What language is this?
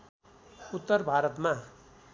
Nepali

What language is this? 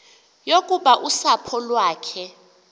Xhosa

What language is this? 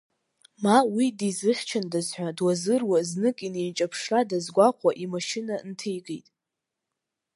Abkhazian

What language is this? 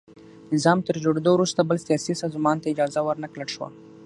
Pashto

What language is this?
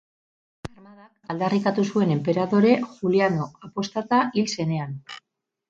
Basque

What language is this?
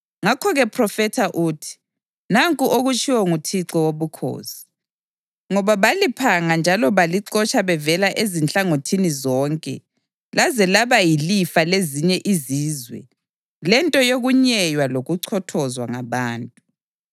North Ndebele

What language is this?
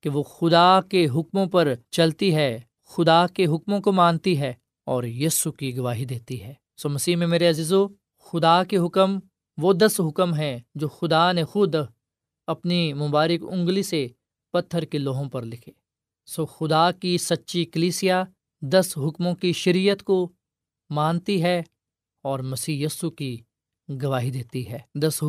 Urdu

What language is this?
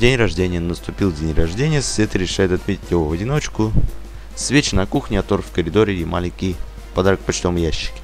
Russian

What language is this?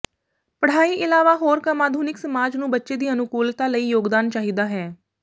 Punjabi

